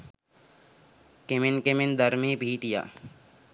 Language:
Sinhala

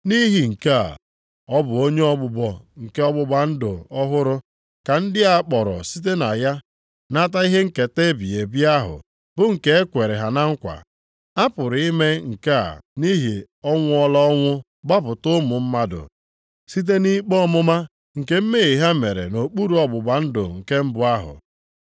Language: Igbo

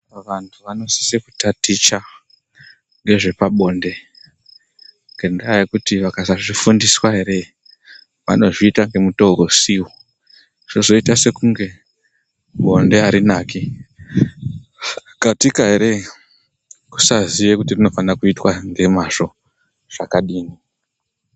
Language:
Ndau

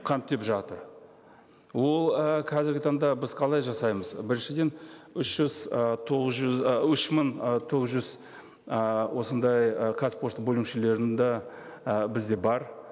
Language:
Kazakh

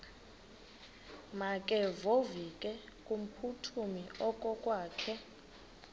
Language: Xhosa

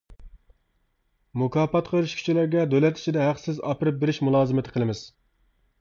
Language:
Uyghur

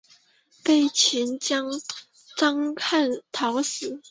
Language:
Chinese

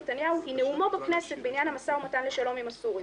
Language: Hebrew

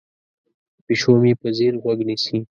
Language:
Pashto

